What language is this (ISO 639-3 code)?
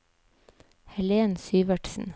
nor